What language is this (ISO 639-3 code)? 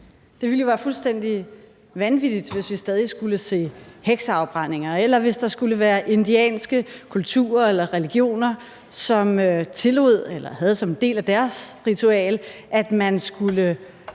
dan